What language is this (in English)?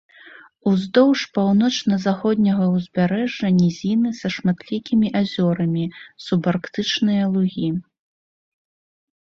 Belarusian